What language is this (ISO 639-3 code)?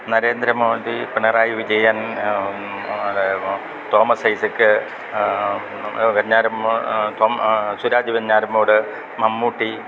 mal